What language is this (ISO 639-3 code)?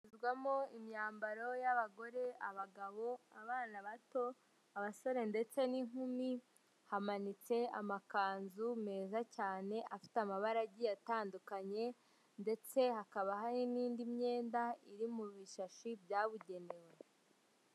kin